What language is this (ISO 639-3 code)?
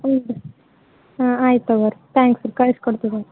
kan